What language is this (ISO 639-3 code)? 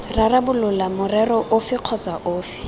tsn